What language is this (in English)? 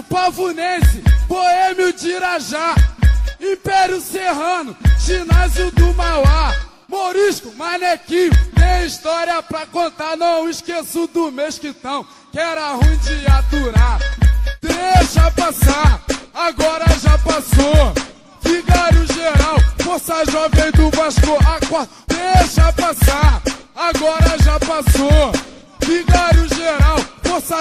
Portuguese